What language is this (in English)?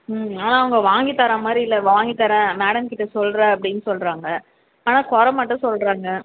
Tamil